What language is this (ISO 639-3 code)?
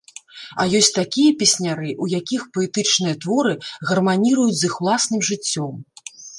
bel